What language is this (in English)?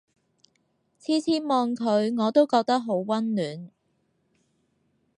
Cantonese